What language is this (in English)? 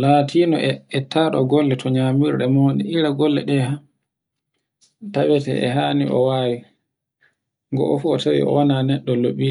Borgu Fulfulde